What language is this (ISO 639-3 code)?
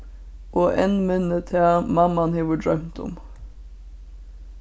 fao